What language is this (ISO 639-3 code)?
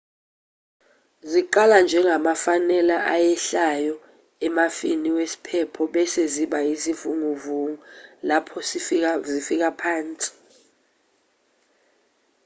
zul